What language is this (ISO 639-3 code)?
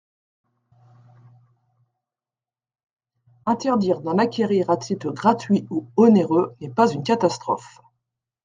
fra